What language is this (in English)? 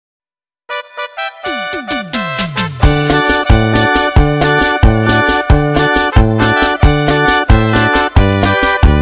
Spanish